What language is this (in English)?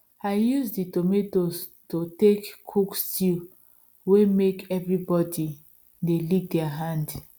Nigerian Pidgin